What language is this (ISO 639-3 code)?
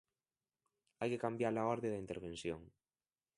glg